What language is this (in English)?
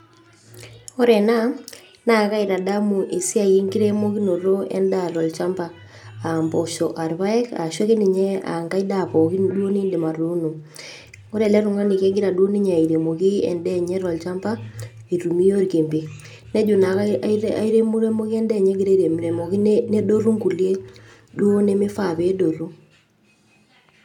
Masai